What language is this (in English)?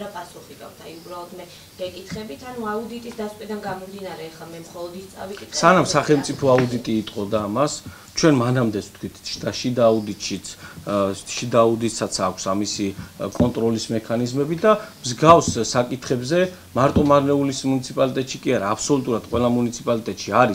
Greek